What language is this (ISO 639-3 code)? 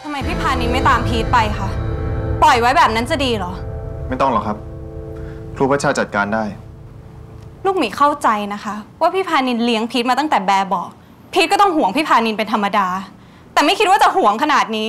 tha